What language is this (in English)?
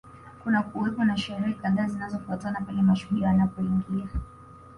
Swahili